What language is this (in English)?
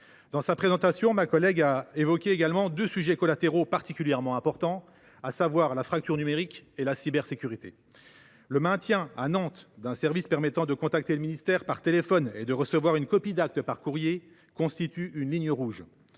French